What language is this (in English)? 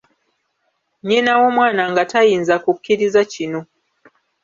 Ganda